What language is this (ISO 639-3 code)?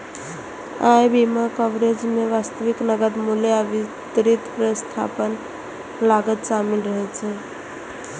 mai